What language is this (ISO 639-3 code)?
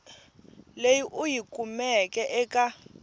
tso